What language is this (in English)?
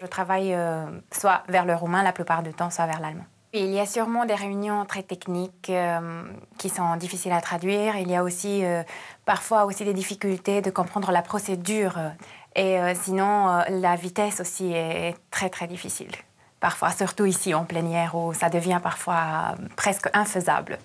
French